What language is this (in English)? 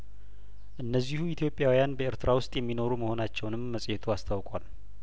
Amharic